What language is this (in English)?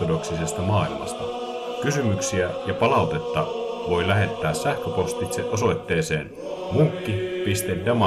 Finnish